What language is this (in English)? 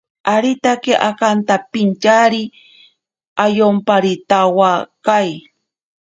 Ashéninka Perené